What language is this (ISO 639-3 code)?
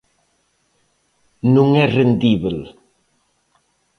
glg